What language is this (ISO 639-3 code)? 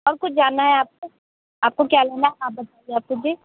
hin